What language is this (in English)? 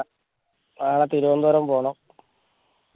Malayalam